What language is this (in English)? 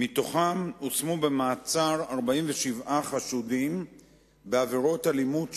Hebrew